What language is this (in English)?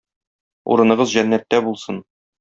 Tatar